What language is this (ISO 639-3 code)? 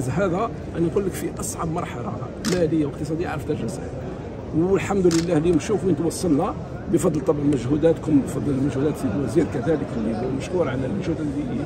ara